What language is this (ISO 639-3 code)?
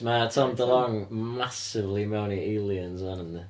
cym